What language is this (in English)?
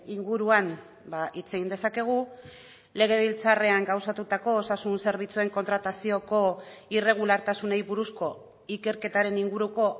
Basque